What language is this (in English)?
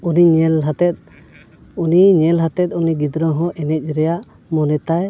Santali